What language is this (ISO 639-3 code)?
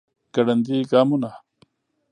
pus